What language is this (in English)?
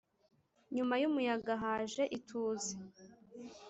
Kinyarwanda